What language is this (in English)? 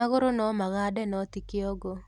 Kikuyu